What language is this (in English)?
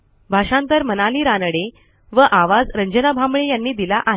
Marathi